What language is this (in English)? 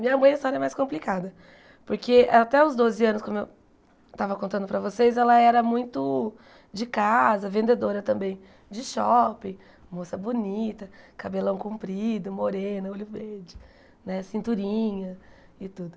Portuguese